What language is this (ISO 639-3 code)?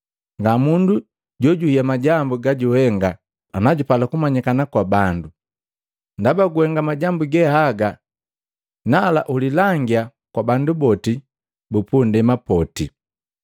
mgv